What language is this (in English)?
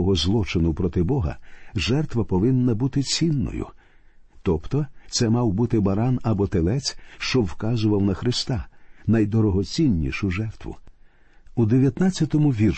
Ukrainian